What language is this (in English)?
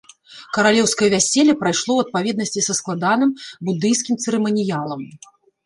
Belarusian